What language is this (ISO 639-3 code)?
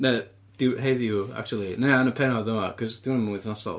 cym